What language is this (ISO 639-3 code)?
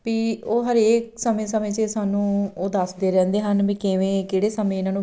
pan